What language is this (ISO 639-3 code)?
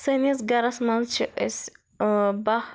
kas